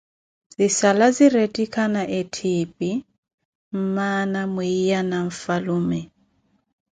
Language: Koti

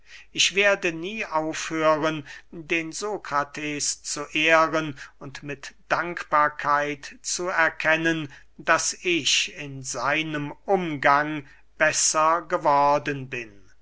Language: German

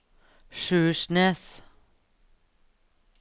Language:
Norwegian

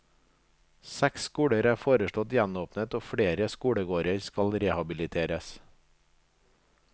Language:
Norwegian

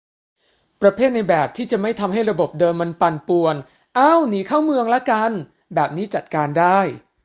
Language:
Thai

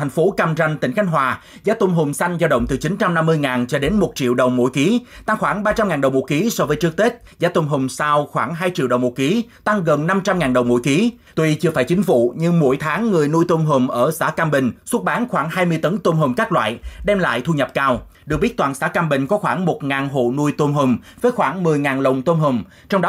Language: Vietnamese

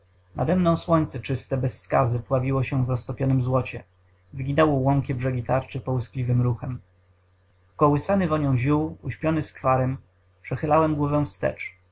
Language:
Polish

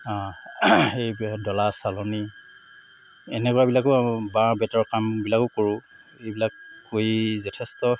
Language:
Assamese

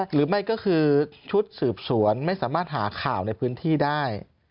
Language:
Thai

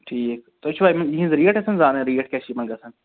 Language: Kashmiri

